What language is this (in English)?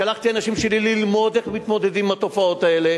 Hebrew